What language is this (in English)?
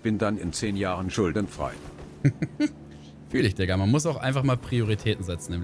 German